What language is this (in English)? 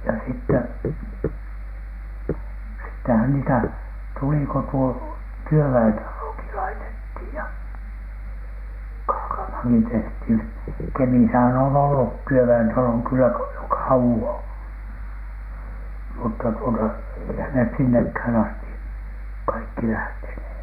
Finnish